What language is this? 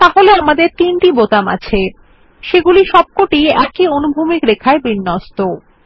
Bangla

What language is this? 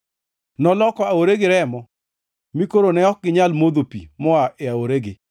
Luo (Kenya and Tanzania)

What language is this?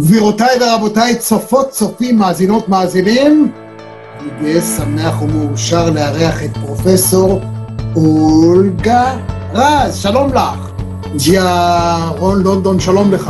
Hebrew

